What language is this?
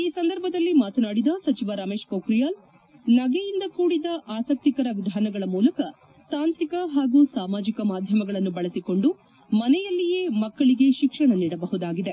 Kannada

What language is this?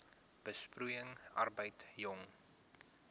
Afrikaans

